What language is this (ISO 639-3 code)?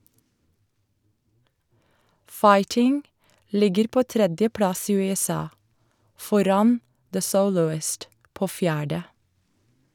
nor